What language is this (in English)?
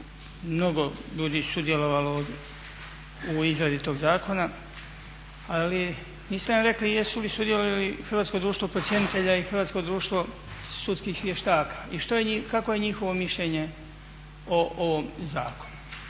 Croatian